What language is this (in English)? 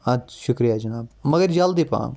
Kashmiri